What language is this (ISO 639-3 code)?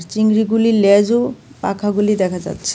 ben